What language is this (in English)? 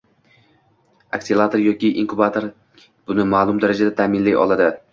Uzbek